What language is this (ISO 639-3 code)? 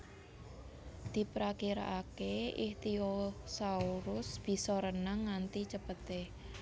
jav